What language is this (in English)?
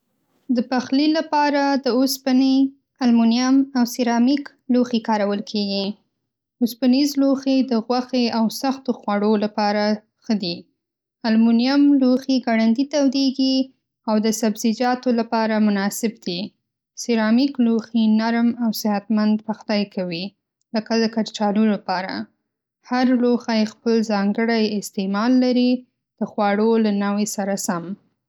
Pashto